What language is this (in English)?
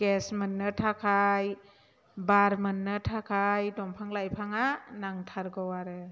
Bodo